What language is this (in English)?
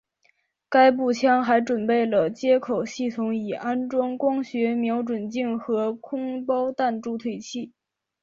Chinese